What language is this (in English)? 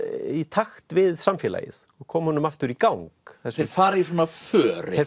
Icelandic